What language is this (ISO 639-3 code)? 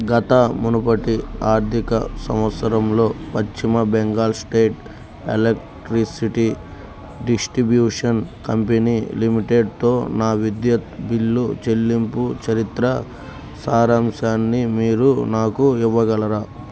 tel